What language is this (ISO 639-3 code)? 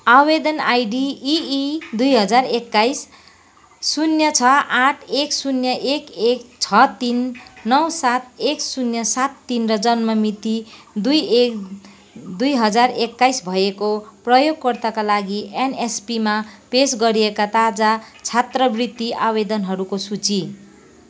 nep